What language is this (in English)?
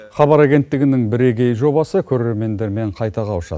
Kazakh